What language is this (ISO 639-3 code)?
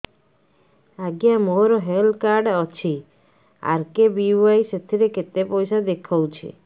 ori